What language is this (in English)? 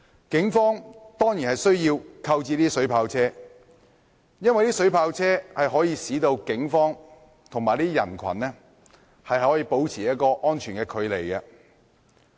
Cantonese